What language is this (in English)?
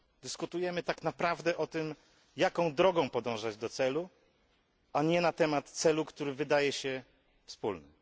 Polish